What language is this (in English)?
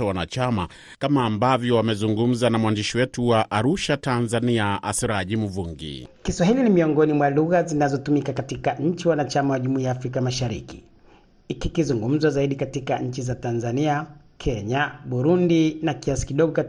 Swahili